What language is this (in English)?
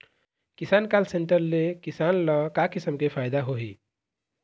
Chhattisgarhi